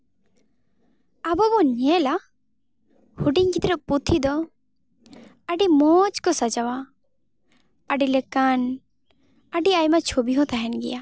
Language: Santali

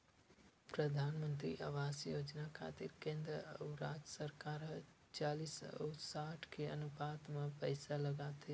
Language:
Chhattisgarhi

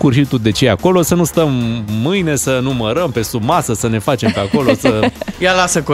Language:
Romanian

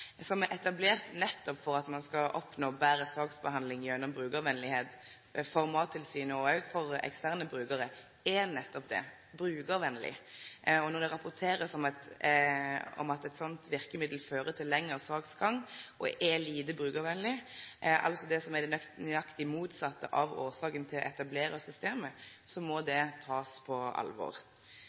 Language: Norwegian Nynorsk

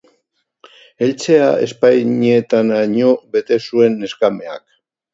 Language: Basque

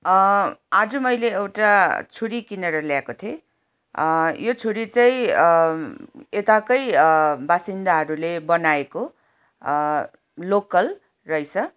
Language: Nepali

